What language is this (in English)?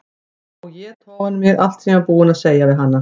Icelandic